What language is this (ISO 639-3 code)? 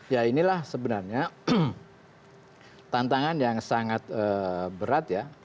ind